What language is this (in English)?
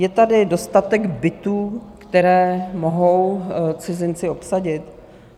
Czech